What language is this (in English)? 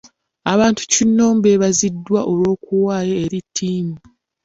Ganda